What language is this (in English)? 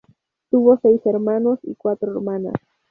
Spanish